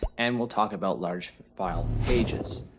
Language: English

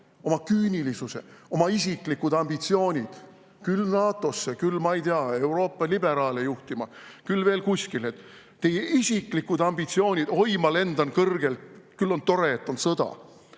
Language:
Estonian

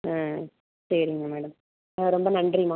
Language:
Tamil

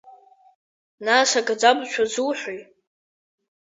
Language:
Abkhazian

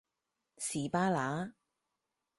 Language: Cantonese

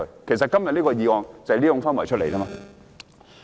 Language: Cantonese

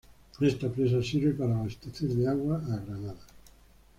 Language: Spanish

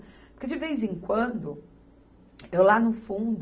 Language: Portuguese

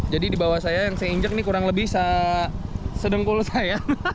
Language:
Indonesian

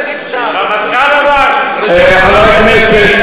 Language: Hebrew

